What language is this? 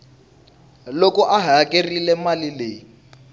Tsonga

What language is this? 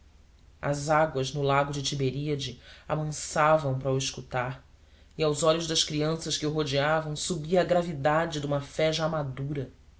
Portuguese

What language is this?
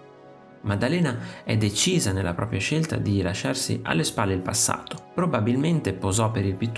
Italian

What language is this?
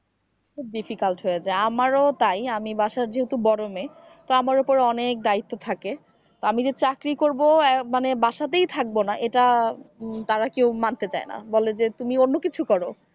Bangla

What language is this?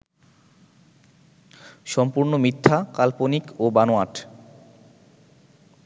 Bangla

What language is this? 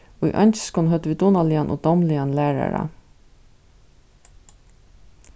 Faroese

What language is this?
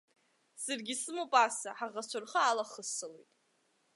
Abkhazian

